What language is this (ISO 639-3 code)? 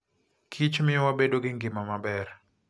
luo